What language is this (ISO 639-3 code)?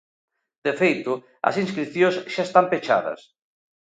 glg